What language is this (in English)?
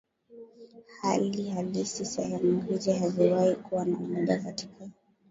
Swahili